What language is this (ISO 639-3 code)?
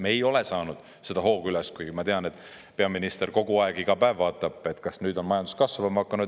est